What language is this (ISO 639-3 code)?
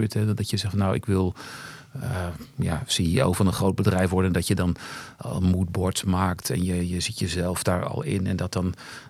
nld